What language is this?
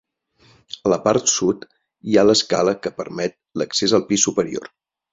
Catalan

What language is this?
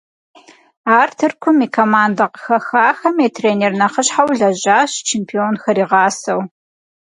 Kabardian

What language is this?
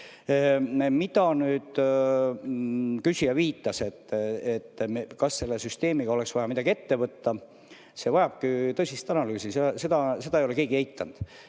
Estonian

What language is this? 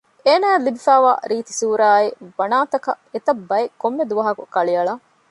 Divehi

